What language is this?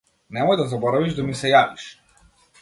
Macedonian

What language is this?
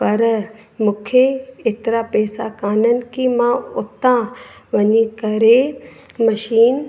Sindhi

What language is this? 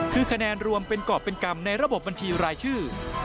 Thai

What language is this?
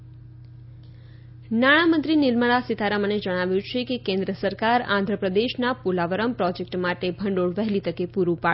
Gujarati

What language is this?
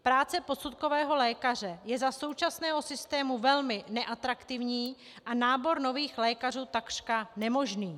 Czech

